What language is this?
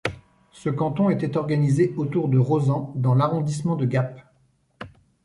French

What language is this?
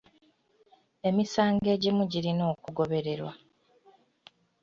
Ganda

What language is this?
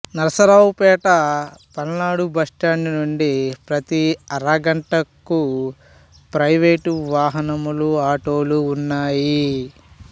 Telugu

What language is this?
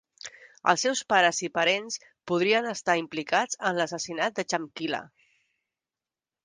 Catalan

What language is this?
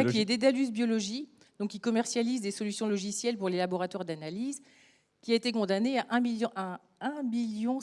French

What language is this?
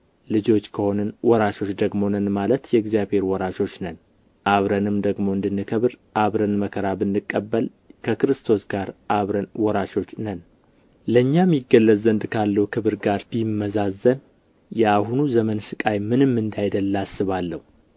Amharic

